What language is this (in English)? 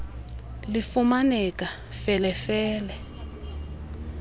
Xhosa